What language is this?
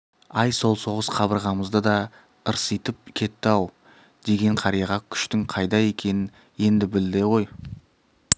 Kazakh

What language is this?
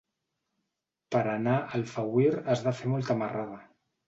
Catalan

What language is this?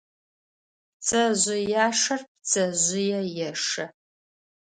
Adyghe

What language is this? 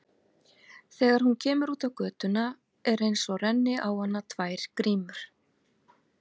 Icelandic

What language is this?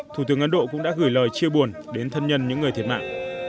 Vietnamese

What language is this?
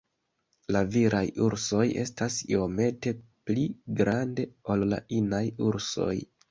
Esperanto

